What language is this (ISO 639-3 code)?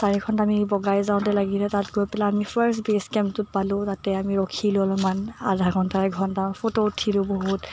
asm